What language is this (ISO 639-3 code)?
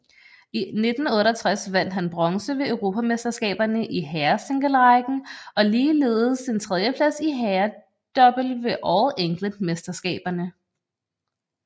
dan